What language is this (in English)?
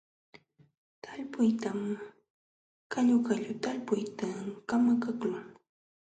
Jauja Wanca Quechua